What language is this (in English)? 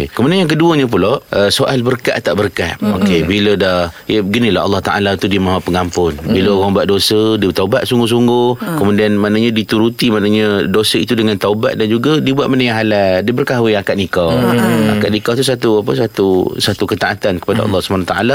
Malay